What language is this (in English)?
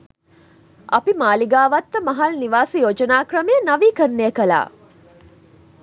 Sinhala